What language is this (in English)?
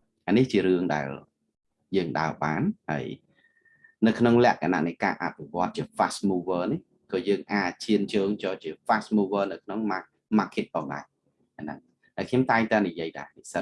Vietnamese